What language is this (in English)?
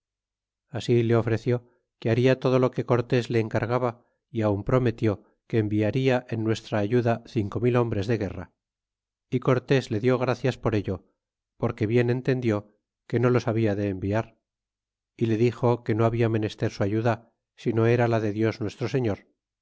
Spanish